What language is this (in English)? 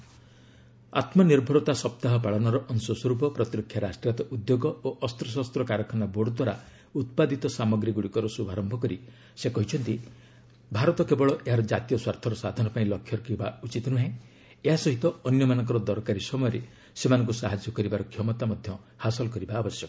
Odia